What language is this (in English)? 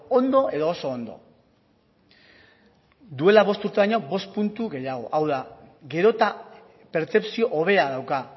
Basque